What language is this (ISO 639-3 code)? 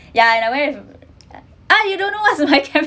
eng